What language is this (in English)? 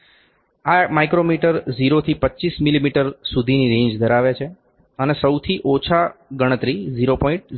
Gujarati